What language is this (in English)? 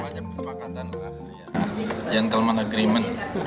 Indonesian